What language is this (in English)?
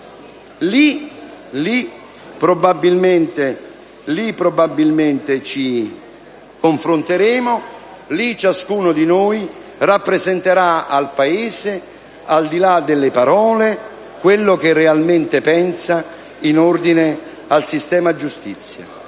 Italian